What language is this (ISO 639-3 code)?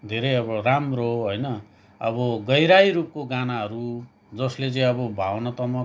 nep